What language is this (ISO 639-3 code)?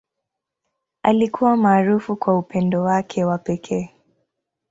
swa